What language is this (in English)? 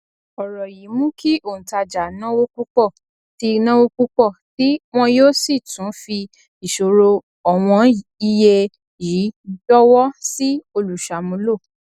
Yoruba